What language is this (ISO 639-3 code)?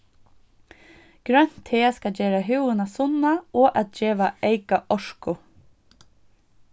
fao